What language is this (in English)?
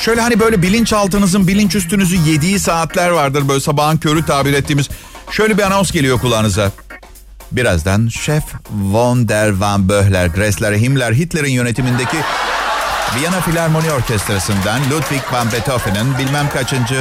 Turkish